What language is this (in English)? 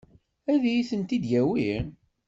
Kabyle